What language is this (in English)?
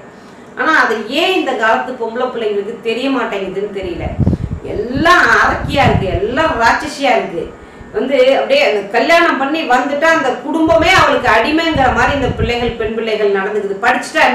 Indonesian